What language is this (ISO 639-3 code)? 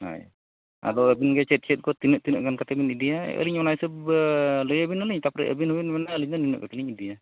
sat